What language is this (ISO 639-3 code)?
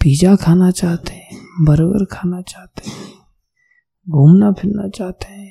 hin